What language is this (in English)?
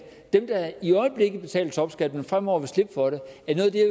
Danish